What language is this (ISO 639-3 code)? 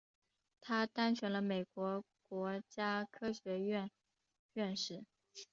zho